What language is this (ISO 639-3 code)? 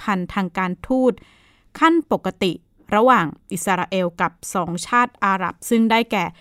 tha